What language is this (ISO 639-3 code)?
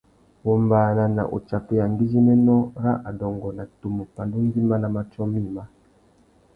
bag